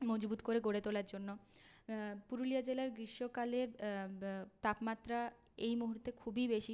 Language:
Bangla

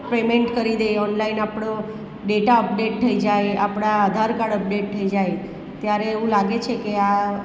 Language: Gujarati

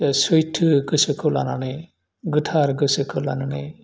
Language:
Bodo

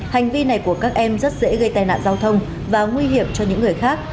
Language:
Vietnamese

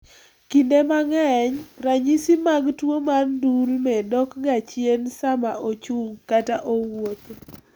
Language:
Luo (Kenya and Tanzania)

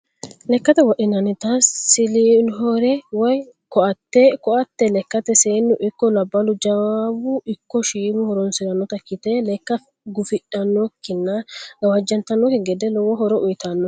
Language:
Sidamo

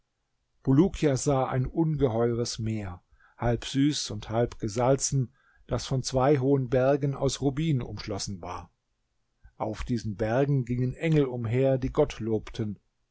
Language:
German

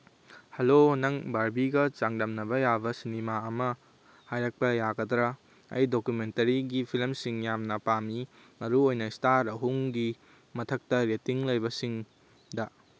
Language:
Manipuri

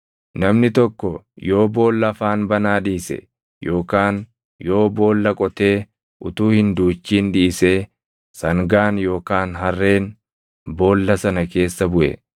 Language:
Oromo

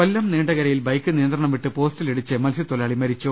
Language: Malayalam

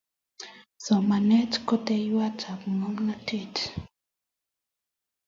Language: Kalenjin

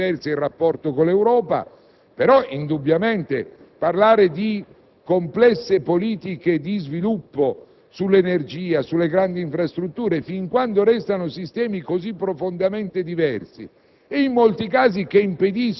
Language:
Italian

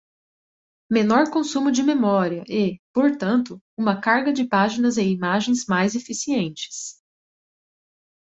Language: Portuguese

